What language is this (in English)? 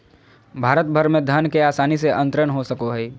Magahi